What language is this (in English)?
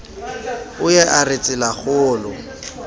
Southern Sotho